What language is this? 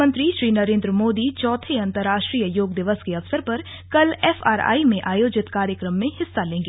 Hindi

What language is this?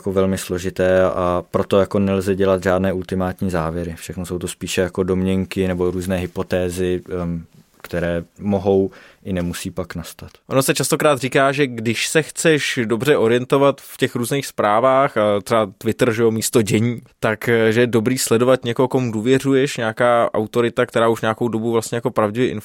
Czech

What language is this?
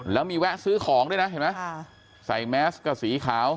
Thai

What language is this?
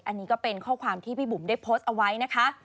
Thai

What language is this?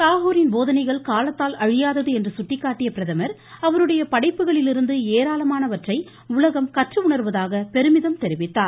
Tamil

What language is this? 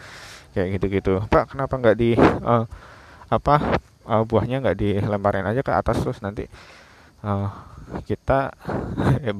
Indonesian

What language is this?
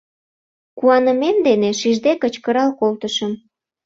Mari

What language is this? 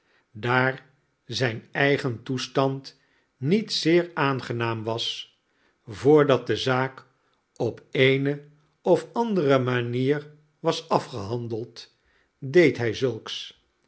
Dutch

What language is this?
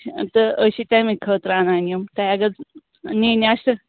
Kashmiri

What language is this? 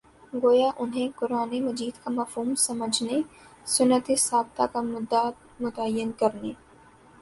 Urdu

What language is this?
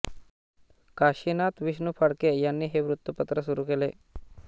Marathi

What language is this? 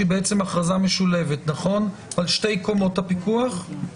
Hebrew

